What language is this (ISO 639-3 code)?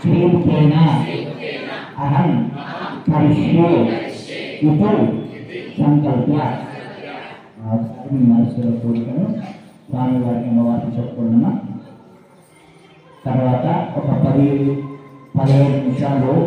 tel